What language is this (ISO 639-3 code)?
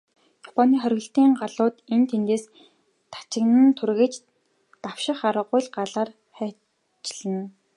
mon